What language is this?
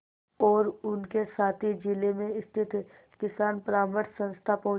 Hindi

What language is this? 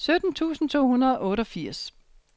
Danish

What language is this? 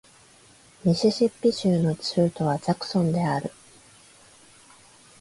Japanese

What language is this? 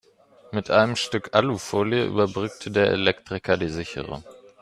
German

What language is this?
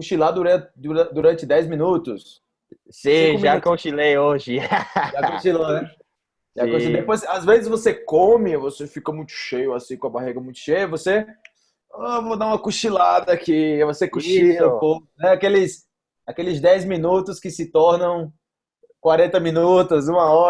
Portuguese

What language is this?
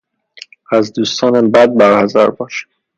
Persian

